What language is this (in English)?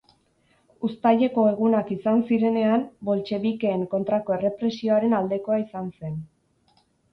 Basque